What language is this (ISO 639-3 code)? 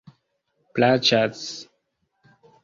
epo